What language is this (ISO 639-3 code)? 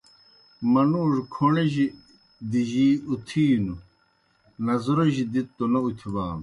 plk